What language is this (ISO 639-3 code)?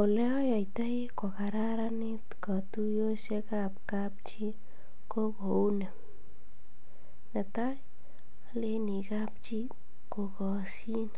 kln